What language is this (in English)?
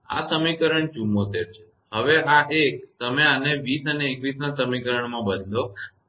Gujarati